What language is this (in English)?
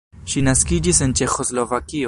Esperanto